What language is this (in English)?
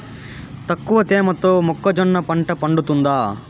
Telugu